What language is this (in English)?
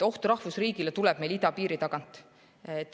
Estonian